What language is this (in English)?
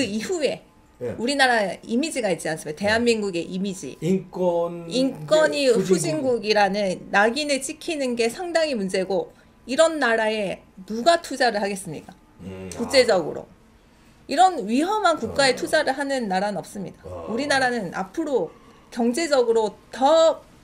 Korean